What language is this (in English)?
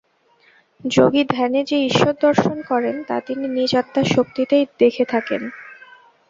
Bangla